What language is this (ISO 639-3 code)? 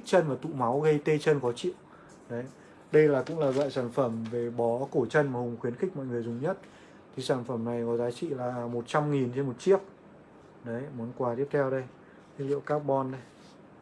vie